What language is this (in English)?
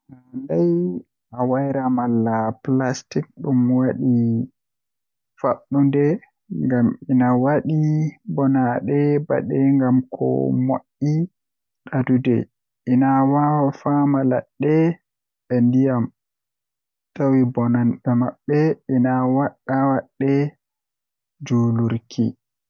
Western Niger Fulfulde